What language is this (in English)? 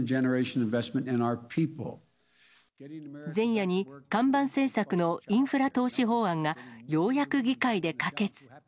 Japanese